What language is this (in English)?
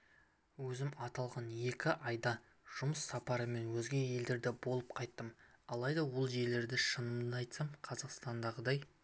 Kazakh